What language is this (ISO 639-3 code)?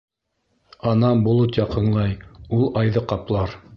bak